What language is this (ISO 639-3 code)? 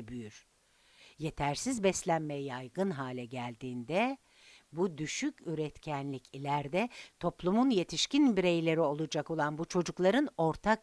tur